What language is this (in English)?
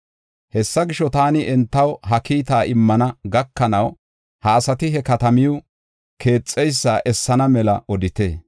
Gofa